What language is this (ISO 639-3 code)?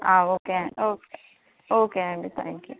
tel